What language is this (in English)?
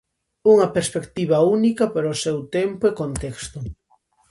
Galician